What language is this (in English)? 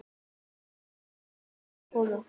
Icelandic